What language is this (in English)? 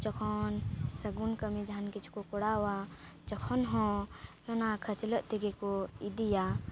Santali